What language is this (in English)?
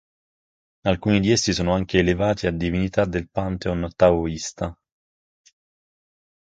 Italian